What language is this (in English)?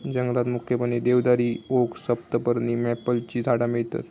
Marathi